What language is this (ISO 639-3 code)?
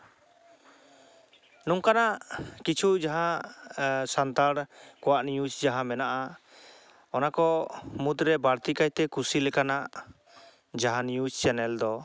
sat